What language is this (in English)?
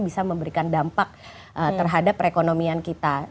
Indonesian